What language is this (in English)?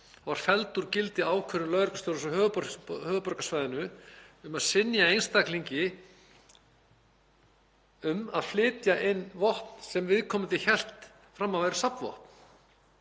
Icelandic